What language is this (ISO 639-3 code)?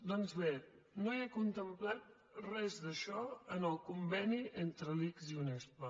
cat